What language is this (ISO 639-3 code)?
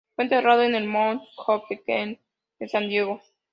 spa